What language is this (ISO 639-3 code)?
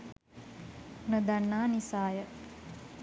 sin